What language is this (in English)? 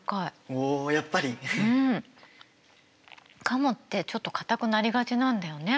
Japanese